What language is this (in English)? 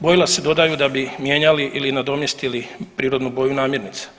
Croatian